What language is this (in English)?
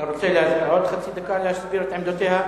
Hebrew